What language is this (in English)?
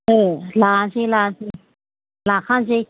Bodo